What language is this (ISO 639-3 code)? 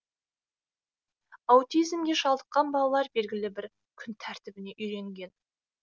kaz